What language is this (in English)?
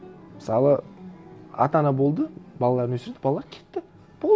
Kazakh